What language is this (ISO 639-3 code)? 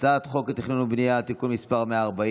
heb